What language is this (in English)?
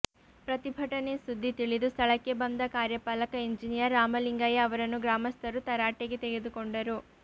Kannada